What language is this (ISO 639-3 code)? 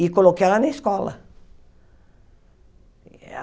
por